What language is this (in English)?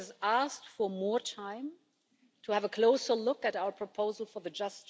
English